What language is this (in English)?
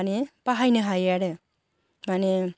Bodo